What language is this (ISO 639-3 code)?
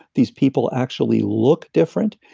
eng